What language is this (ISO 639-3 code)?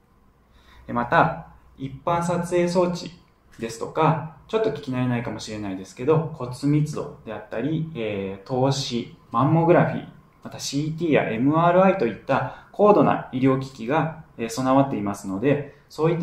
jpn